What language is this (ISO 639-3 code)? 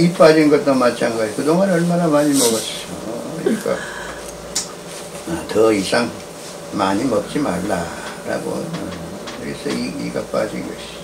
kor